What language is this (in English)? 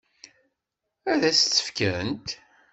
Kabyle